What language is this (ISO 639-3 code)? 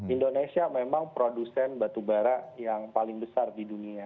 ind